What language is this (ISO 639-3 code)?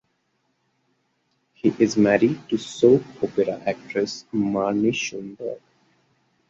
eng